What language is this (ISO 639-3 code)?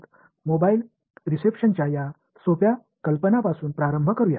tam